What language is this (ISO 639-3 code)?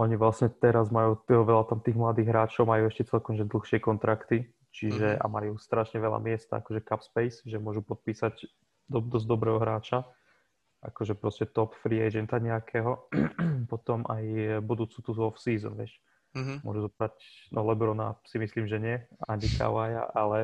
slk